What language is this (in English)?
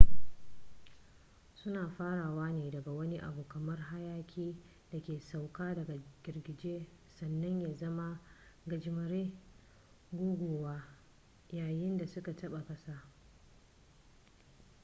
Hausa